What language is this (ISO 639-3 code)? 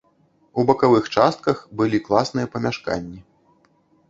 bel